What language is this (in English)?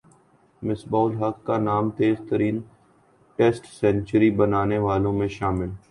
Urdu